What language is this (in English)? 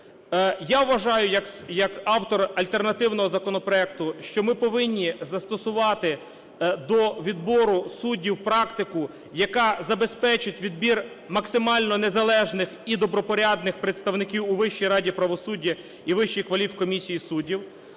Ukrainian